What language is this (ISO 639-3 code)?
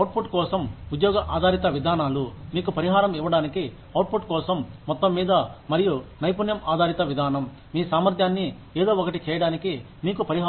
tel